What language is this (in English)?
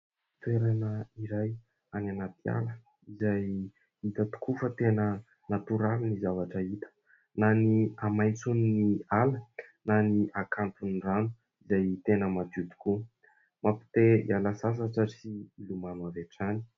Malagasy